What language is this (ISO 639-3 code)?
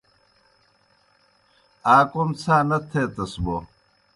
plk